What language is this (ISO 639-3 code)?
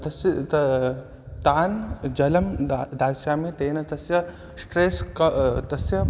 san